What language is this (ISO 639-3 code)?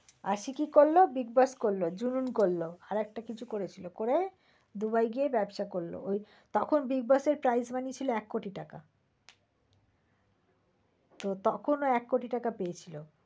ben